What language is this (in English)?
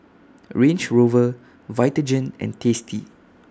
English